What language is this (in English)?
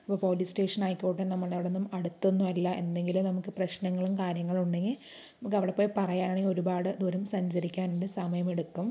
Malayalam